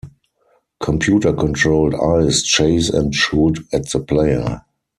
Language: English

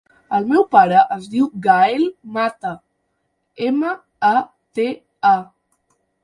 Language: Catalan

